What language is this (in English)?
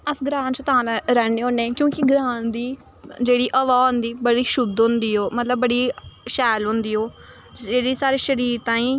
Dogri